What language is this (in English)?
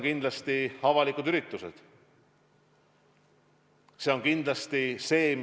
Estonian